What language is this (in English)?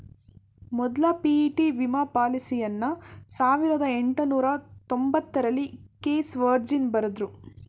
Kannada